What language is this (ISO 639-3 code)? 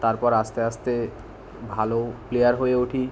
ben